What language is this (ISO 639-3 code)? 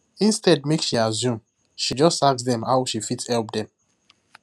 pcm